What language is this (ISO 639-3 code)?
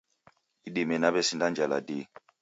dav